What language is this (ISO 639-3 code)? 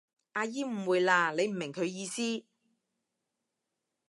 yue